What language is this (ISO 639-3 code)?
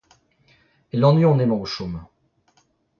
bre